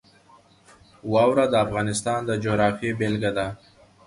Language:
Pashto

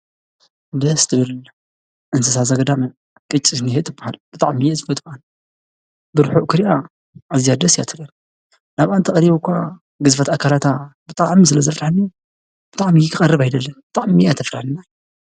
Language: Tigrinya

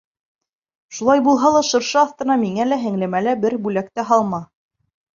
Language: Bashkir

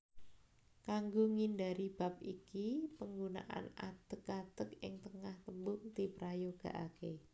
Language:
Javanese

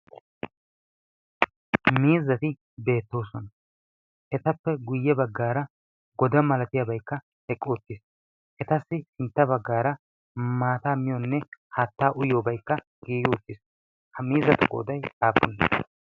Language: Wolaytta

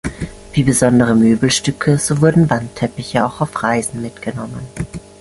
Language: German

